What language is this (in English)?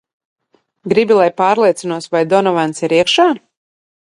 Latvian